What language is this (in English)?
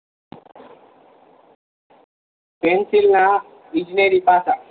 Gujarati